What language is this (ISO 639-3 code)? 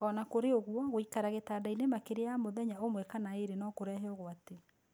kik